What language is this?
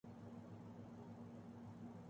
Urdu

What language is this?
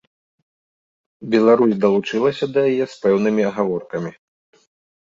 Belarusian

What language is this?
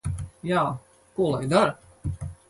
Latvian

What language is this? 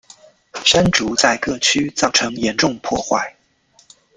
Chinese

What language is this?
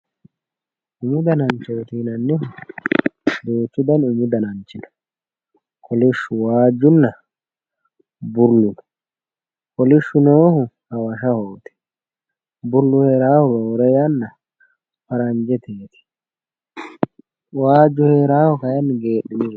Sidamo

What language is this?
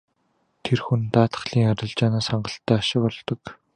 Mongolian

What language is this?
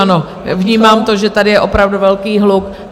Czech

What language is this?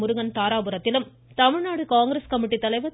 Tamil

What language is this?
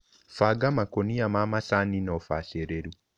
Kikuyu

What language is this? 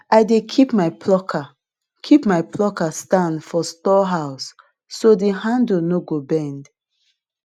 Nigerian Pidgin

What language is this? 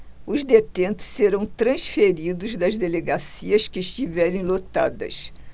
Portuguese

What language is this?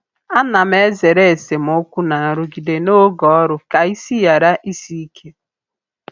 Igbo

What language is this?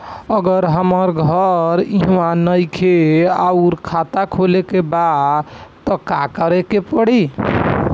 Bhojpuri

